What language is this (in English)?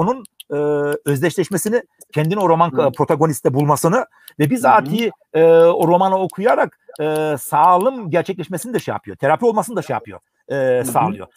Turkish